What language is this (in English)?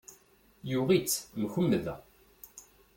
Kabyle